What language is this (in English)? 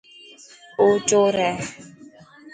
Dhatki